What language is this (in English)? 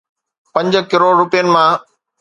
Sindhi